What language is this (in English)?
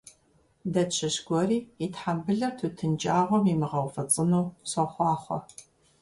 Kabardian